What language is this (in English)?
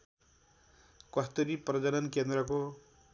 Nepali